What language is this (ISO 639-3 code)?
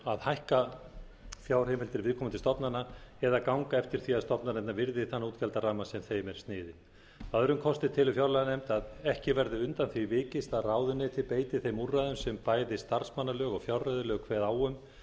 isl